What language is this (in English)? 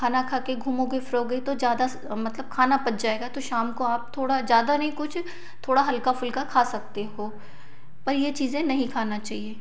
Hindi